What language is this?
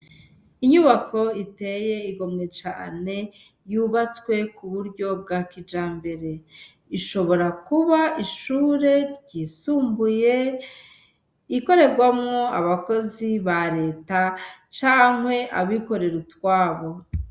Rundi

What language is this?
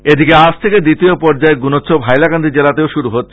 Bangla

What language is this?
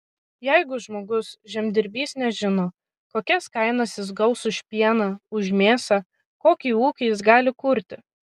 Lithuanian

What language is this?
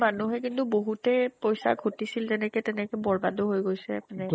Assamese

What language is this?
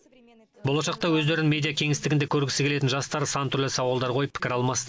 Kazakh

